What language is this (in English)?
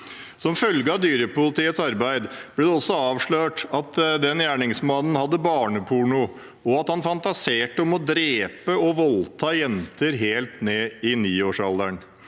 Norwegian